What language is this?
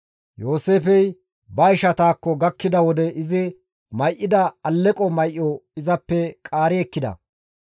Gamo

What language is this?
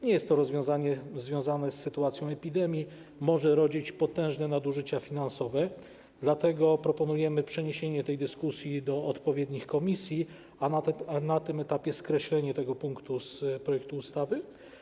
Polish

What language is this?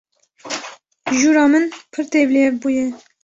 Kurdish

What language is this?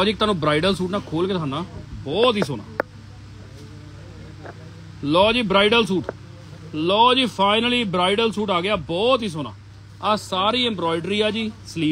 Hindi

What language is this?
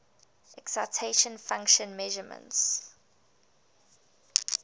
English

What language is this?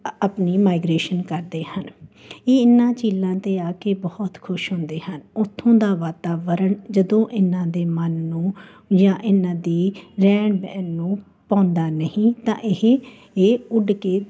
Punjabi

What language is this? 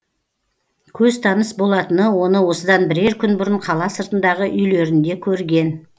Kazakh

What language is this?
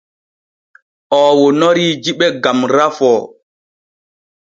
Borgu Fulfulde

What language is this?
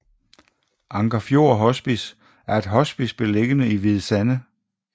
Danish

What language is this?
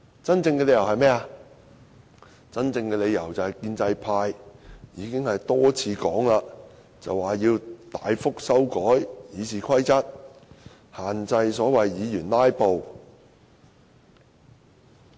Cantonese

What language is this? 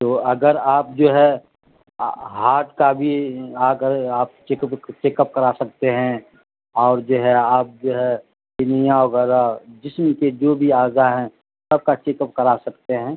Urdu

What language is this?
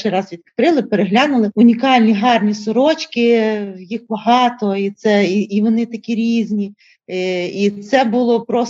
Ukrainian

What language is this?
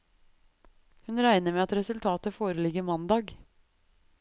Norwegian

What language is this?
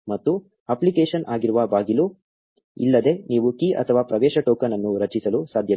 Kannada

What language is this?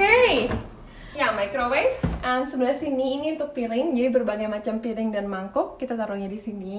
Indonesian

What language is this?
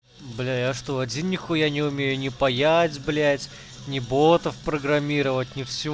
Russian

